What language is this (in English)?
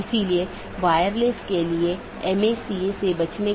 Hindi